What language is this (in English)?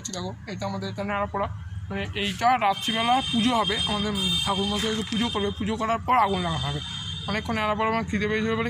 Romanian